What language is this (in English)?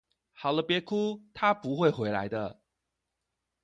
Chinese